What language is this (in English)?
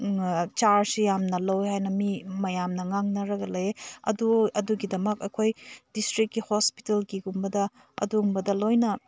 Manipuri